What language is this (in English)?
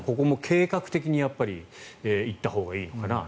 Japanese